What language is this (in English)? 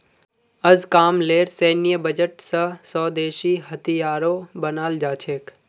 Magahi